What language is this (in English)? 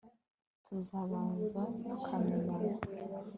Kinyarwanda